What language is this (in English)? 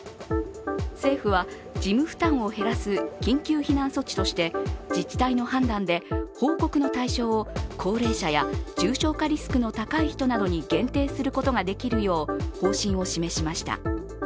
Japanese